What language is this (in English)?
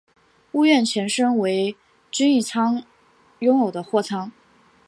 Chinese